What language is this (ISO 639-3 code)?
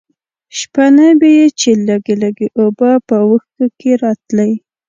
pus